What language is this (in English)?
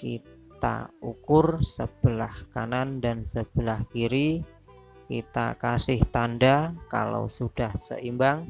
Indonesian